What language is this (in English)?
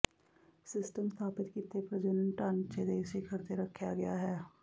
Punjabi